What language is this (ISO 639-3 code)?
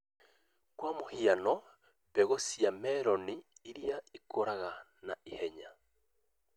kik